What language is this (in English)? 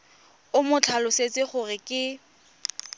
Tswana